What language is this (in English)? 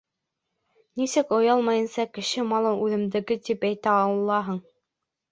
Bashkir